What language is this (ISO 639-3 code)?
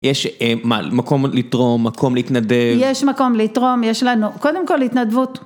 heb